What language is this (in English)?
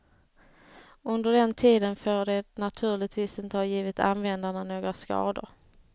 Swedish